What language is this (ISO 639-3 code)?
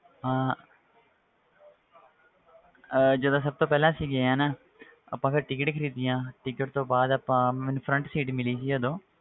pan